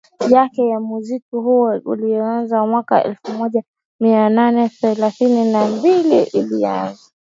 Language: Swahili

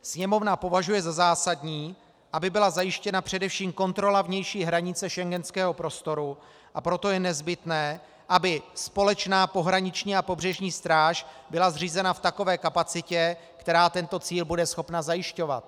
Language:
Czech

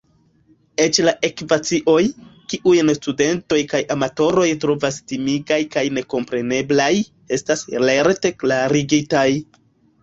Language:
Esperanto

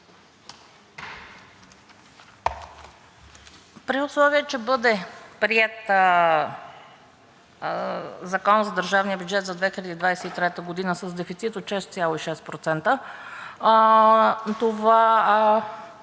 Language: Bulgarian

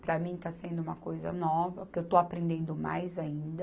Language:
Portuguese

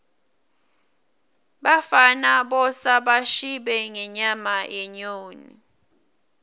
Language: Swati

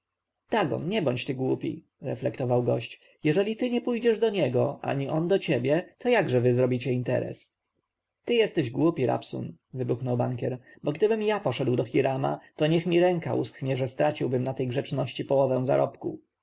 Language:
Polish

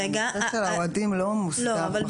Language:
Hebrew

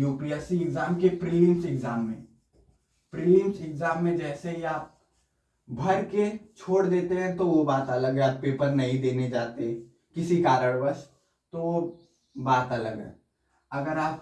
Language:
Hindi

